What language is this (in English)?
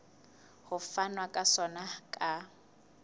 Southern Sotho